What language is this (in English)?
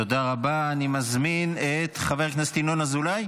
Hebrew